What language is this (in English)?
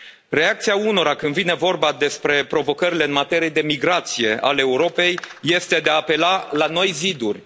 Romanian